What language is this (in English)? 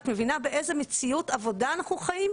Hebrew